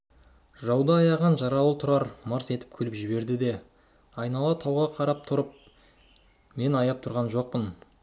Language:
Kazakh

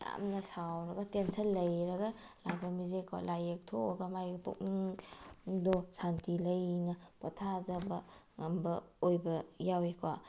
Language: Manipuri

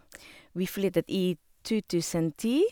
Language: Norwegian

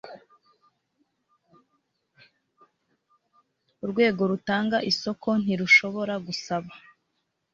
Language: Kinyarwanda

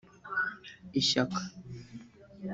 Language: Kinyarwanda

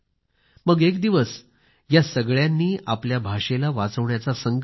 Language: Marathi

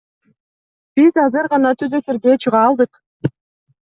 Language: Kyrgyz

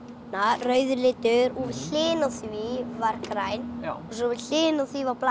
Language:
Icelandic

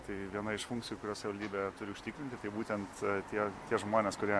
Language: Lithuanian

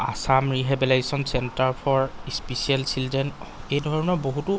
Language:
Assamese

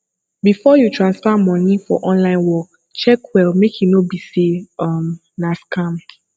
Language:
Nigerian Pidgin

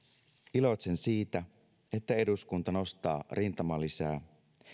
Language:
Finnish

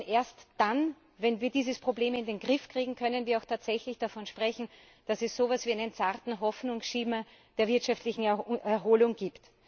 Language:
German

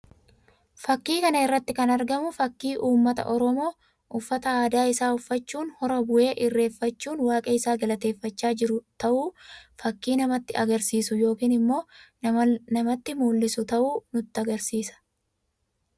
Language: Oromo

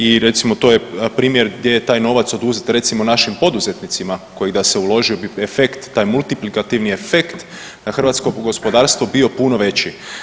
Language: Croatian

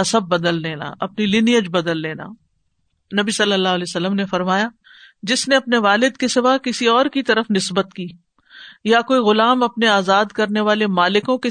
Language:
Urdu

